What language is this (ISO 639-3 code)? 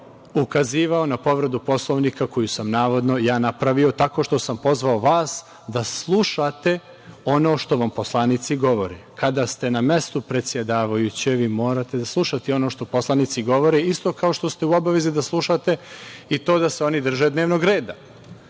srp